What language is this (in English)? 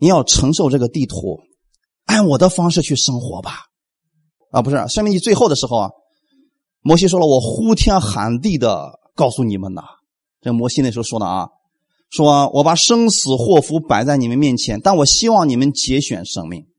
Chinese